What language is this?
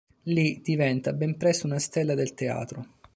Italian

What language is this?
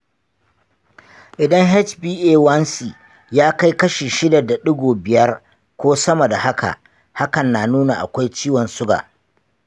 Hausa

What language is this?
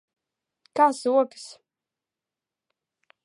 Latvian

